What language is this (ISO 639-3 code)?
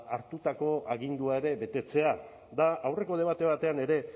eus